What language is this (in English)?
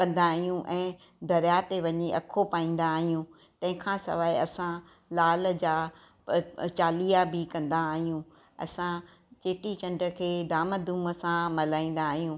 Sindhi